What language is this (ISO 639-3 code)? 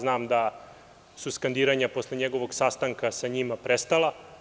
srp